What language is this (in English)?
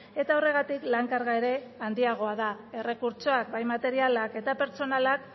Basque